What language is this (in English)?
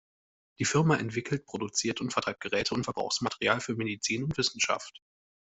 German